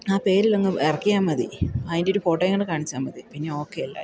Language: Malayalam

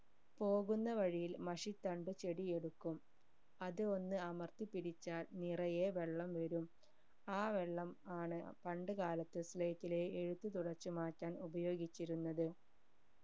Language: Malayalam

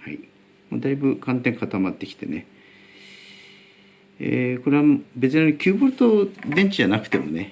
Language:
Japanese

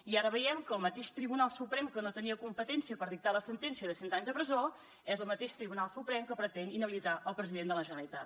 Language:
Catalan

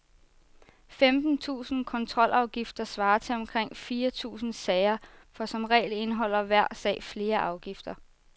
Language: Danish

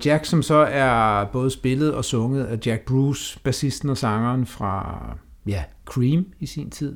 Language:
Danish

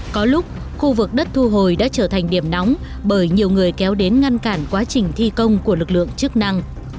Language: Vietnamese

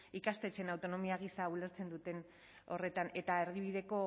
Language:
Basque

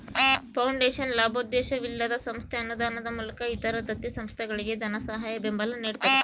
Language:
Kannada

